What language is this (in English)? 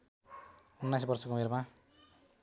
Nepali